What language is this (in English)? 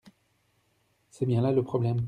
French